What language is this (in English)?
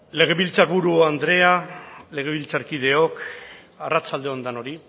Basque